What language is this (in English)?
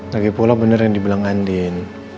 Indonesian